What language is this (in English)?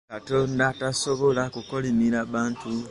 Ganda